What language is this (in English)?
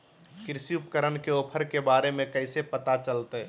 Magahi